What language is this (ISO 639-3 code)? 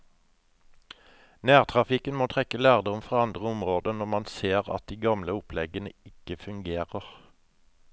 nor